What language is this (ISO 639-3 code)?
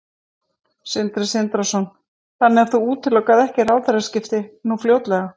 isl